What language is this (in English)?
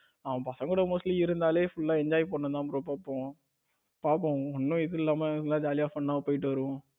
Tamil